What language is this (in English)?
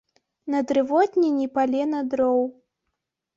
Belarusian